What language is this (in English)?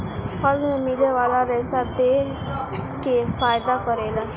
Bhojpuri